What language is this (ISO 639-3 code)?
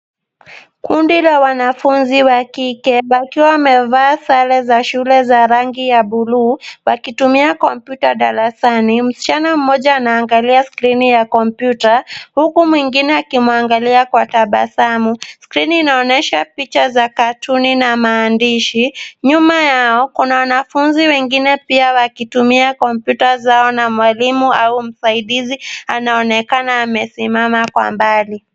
swa